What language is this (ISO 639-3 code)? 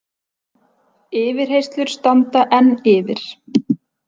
isl